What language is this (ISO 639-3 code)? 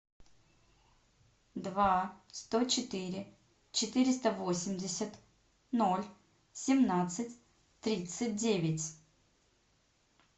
rus